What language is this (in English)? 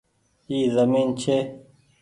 Goaria